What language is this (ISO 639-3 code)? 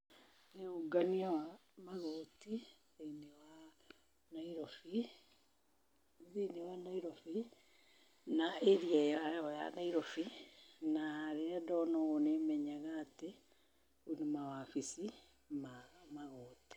kik